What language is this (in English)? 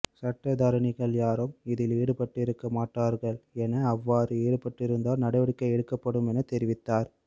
Tamil